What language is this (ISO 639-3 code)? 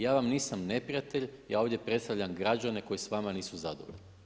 hrv